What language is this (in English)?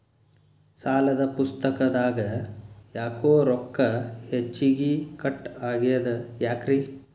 Kannada